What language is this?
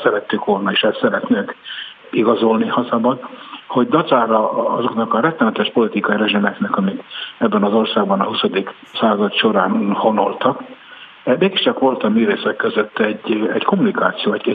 Hungarian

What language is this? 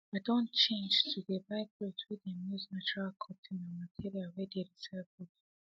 Nigerian Pidgin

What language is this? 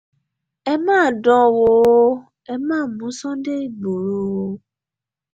Yoruba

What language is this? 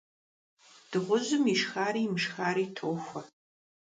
Kabardian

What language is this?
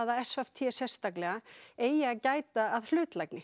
Icelandic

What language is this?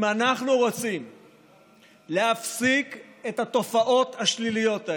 Hebrew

